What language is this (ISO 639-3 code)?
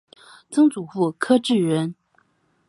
zho